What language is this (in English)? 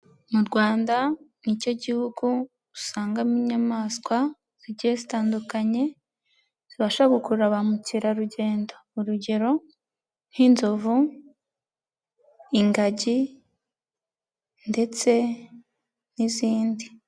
Kinyarwanda